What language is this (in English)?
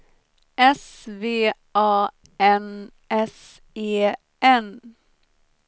Swedish